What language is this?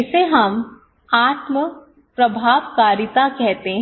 Hindi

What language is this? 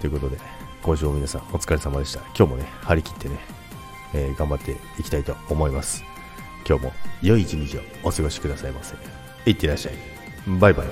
Japanese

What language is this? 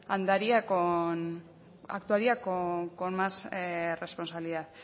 Spanish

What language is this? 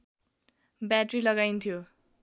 Nepali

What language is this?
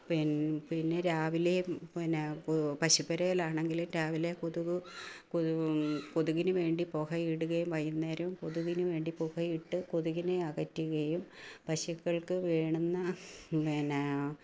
Malayalam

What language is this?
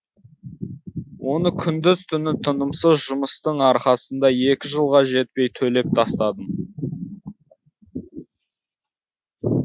Kazakh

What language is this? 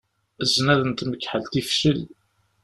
Kabyle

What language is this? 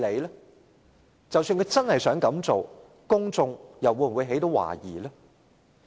Cantonese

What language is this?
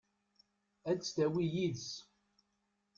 Kabyle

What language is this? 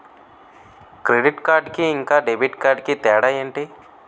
Telugu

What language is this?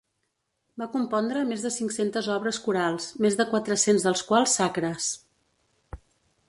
Catalan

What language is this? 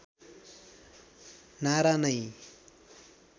Nepali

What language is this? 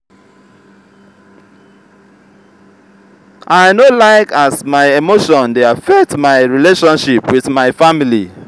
Nigerian Pidgin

